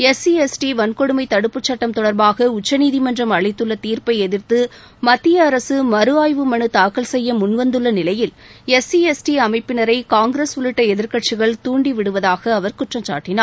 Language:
Tamil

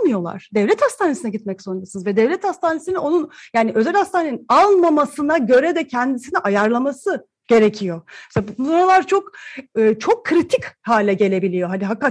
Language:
Turkish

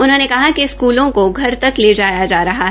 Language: Hindi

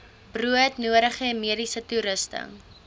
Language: Afrikaans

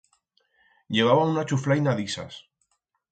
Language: Aragonese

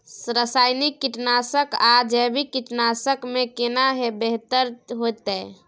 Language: Maithili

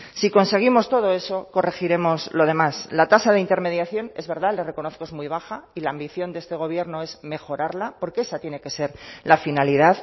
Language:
Spanish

